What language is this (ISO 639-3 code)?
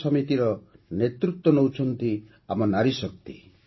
ori